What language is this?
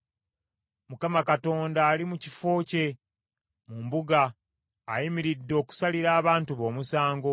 Ganda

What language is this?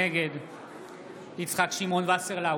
Hebrew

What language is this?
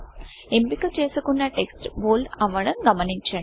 Telugu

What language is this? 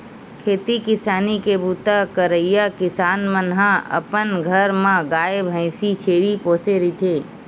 Chhattisgarhi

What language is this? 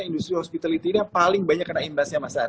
Indonesian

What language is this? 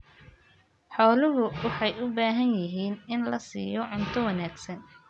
Somali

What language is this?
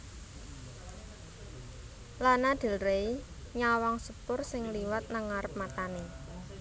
Javanese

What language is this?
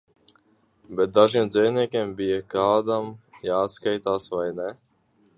Latvian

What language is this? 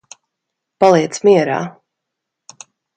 Latvian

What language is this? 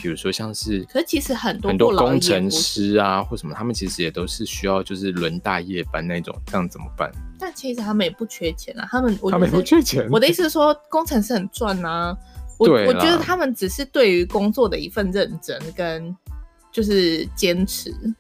Chinese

